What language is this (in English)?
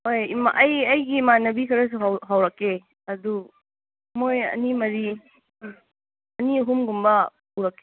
Manipuri